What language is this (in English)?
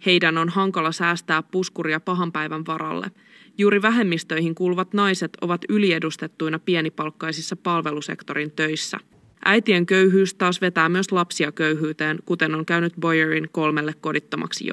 Finnish